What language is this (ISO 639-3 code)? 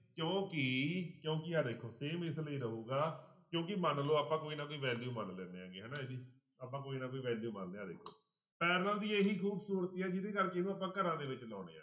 pan